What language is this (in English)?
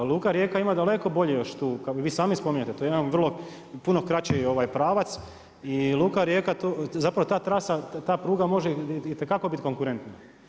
Croatian